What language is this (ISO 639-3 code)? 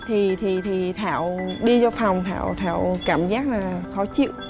vie